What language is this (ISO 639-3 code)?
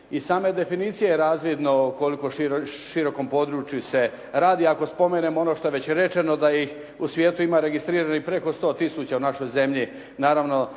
hrv